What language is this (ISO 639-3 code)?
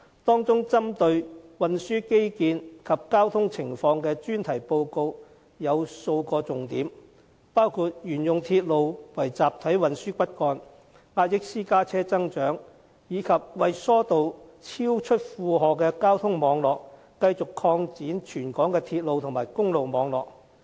yue